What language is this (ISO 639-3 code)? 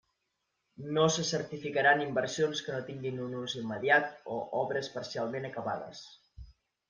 cat